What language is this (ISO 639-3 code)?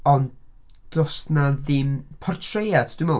cym